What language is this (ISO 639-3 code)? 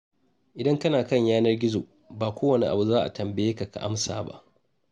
hau